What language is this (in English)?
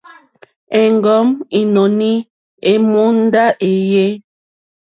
Mokpwe